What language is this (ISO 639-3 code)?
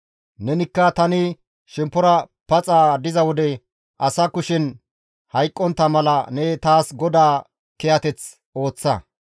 gmv